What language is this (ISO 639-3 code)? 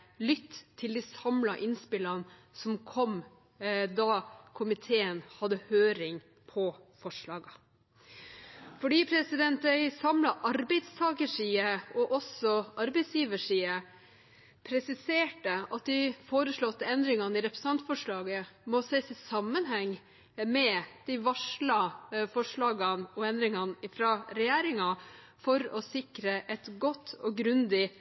nob